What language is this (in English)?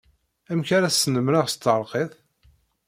Kabyle